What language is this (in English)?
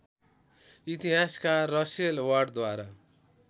Nepali